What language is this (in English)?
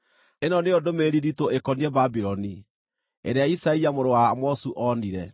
Kikuyu